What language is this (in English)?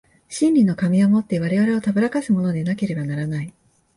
Japanese